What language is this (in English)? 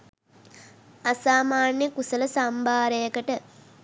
Sinhala